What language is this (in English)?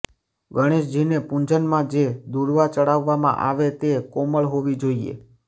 Gujarati